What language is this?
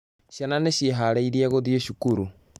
Kikuyu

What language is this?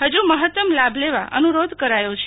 Gujarati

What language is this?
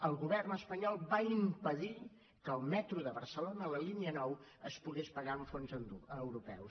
Catalan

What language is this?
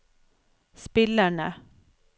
Norwegian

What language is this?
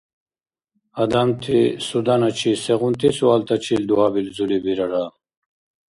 Dargwa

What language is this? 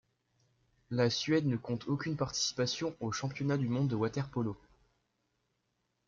French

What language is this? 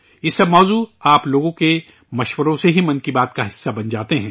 Urdu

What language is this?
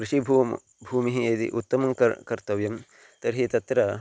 Sanskrit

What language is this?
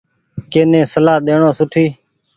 Goaria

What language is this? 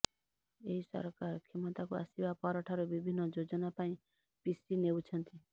Odia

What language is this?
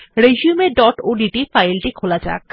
Bangla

